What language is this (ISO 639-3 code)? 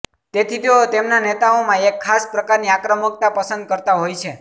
guj